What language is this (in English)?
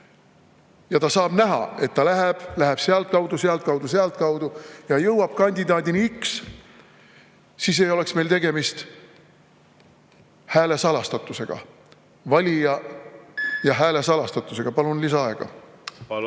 Estonian